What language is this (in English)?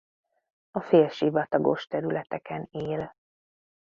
Hungarian